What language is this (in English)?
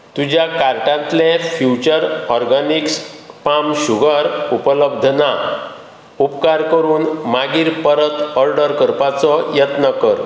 Konkani